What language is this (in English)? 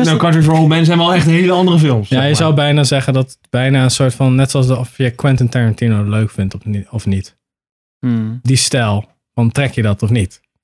Dutch